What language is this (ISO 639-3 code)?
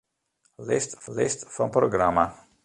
fry